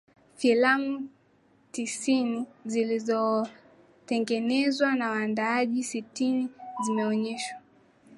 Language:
Swahili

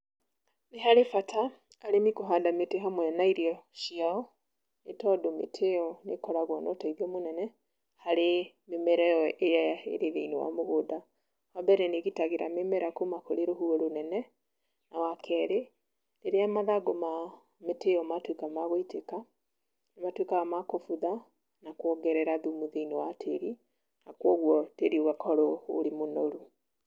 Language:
Kikuyu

